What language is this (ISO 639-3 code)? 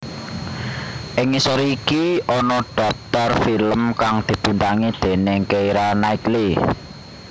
jav